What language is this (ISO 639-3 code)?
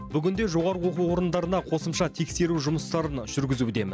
kaz